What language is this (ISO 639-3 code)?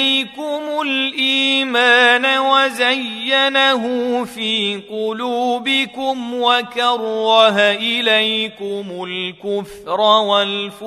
ara